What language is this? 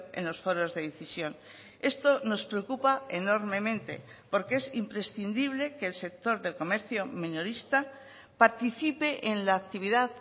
Spanish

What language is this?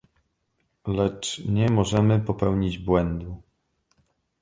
Polish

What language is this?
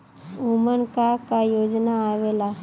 Bhojpuri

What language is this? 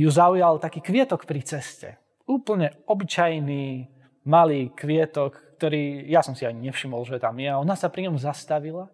Slovak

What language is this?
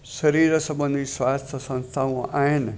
Sindhi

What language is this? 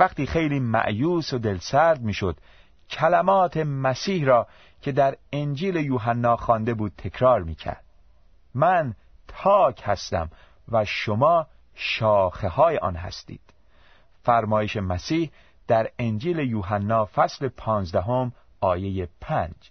Persian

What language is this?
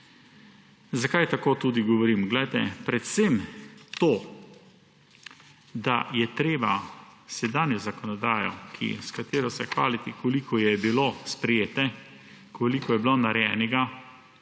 Slovenian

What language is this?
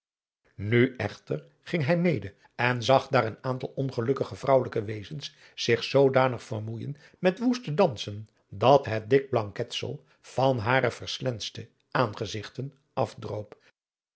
Dutch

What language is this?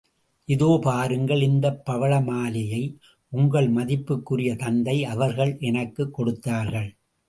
Tamil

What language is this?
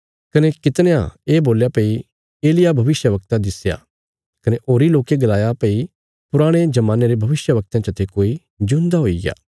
Bilaspuri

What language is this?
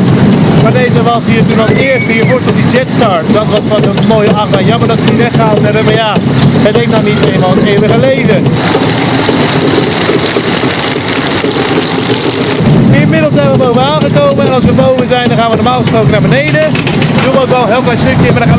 Dutch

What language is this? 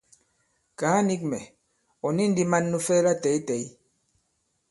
Bankon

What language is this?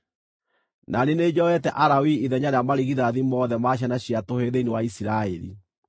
Kikuyu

